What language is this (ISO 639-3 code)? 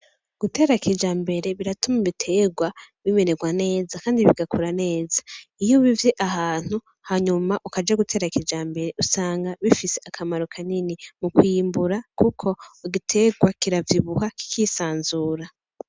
run